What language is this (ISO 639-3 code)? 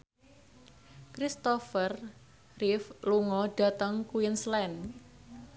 jav